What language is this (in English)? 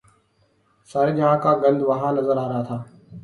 Urdu